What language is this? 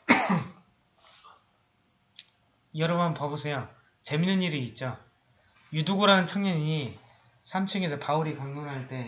Korean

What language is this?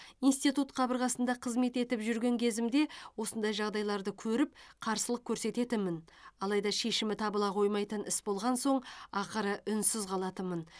Kazakh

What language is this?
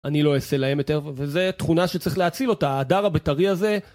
Hebrew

